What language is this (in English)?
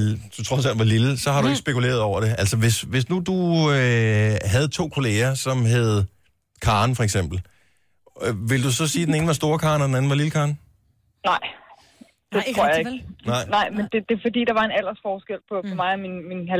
Danish